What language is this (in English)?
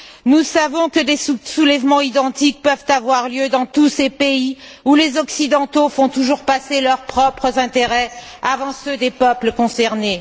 French